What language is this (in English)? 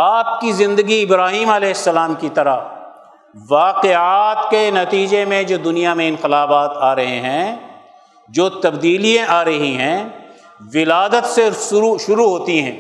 Urdu